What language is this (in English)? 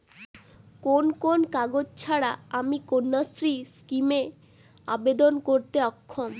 Bangla